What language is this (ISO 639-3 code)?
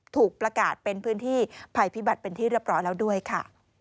tha